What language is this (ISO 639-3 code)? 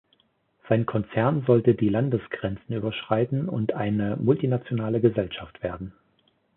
deu